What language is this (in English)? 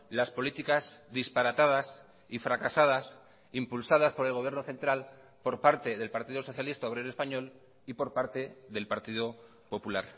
Spanish